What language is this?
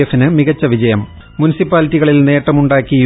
Malayalam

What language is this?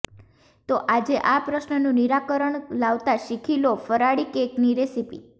Gujarati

